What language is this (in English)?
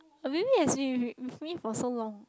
English